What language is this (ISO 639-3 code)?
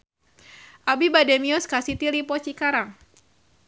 sun